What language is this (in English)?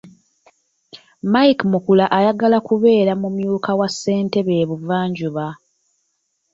Ganda